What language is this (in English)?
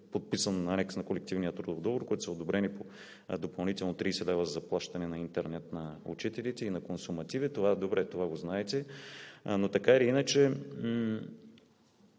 Bulgarian